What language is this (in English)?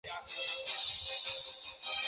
Chinese